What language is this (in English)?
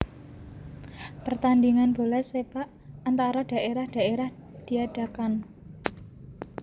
Javanese